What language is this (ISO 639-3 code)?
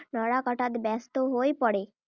asm